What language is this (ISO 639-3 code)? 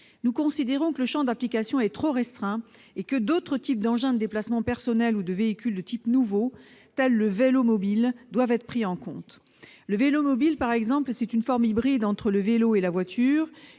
fra